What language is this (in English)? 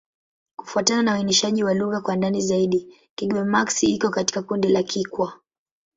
Swahili